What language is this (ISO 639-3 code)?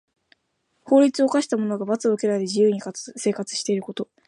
jpn